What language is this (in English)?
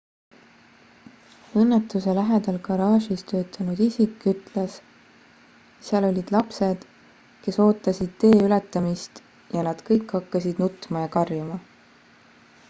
Estonian